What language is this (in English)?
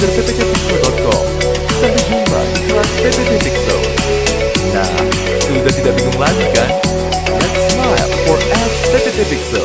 Indonesian